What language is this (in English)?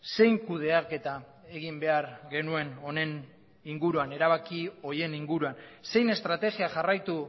Basque